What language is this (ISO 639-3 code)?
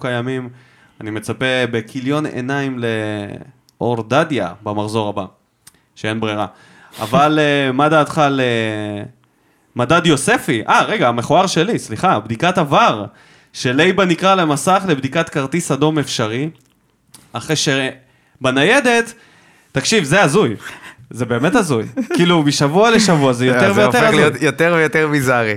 heb